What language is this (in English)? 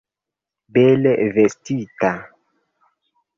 Esperanto